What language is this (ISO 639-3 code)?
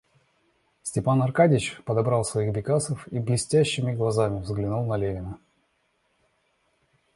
rus